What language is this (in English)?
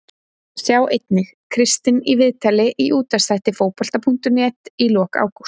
Icelandic